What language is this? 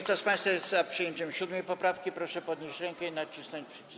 Polish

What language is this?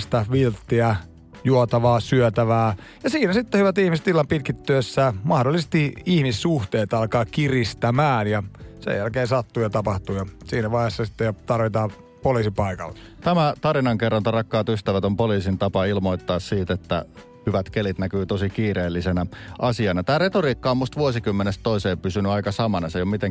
Finnish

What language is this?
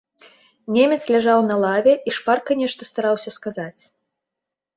Belarusian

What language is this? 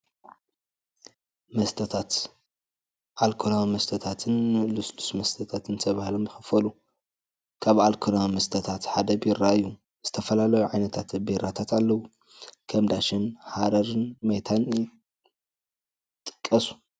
Tigrinya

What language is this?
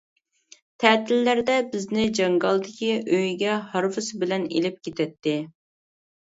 Uyghur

